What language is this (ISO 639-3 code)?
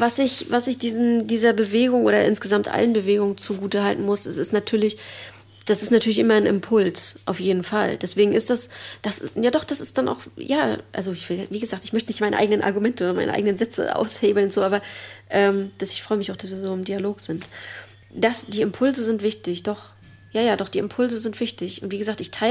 deu